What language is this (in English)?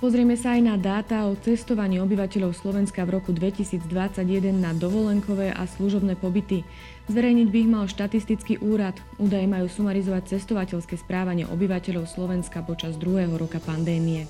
Slovak